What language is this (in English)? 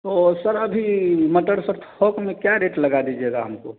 Hindi